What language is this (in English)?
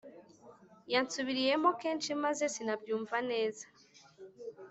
Kinyarwanda